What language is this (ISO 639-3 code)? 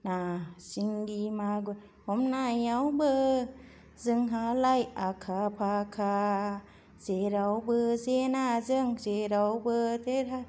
brx